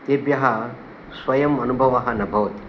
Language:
Sanskrit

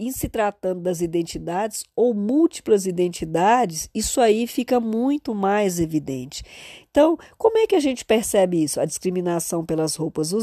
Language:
Portuguese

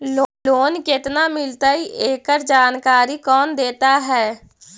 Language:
Magahi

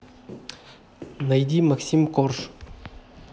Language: Russian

